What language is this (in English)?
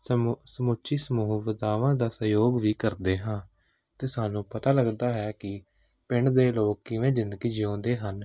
Punjabi